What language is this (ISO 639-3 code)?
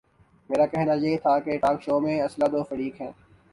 urd